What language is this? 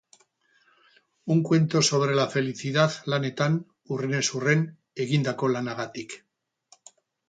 Basque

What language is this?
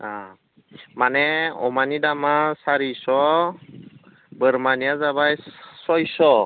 Bodo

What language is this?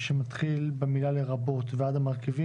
Hebrew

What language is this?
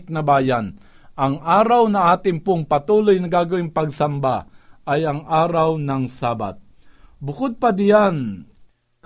Filipino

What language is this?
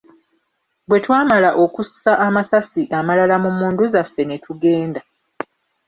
Ganda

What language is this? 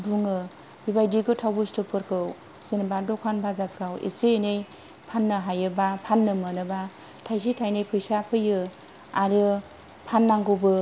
Bodo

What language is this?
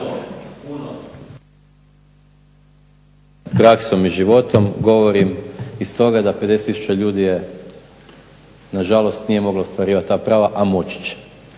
Croatian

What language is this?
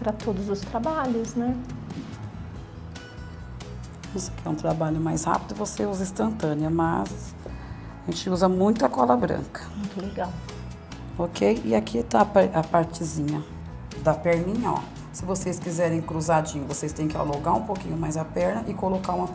Portuguese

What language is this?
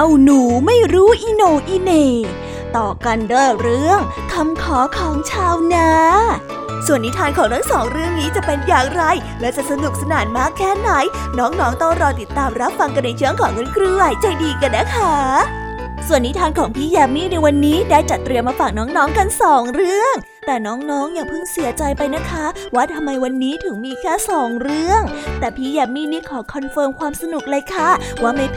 Thai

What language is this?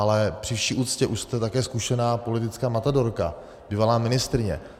Czech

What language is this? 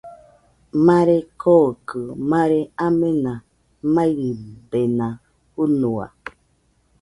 Nüpode Huitoto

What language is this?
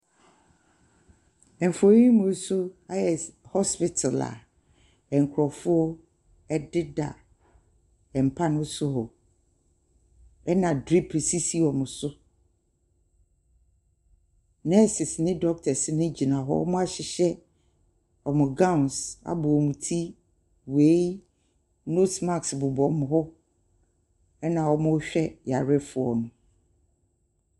Akan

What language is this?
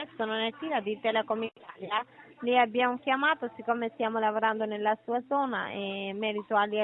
Italian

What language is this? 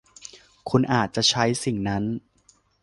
Thai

